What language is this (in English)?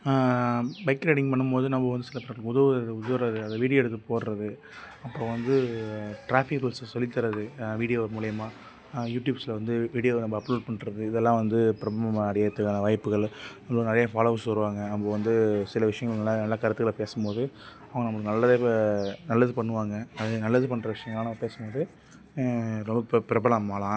Tamil